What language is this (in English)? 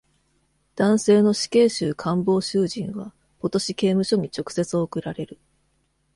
Japanese